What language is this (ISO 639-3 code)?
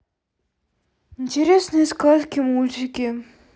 rus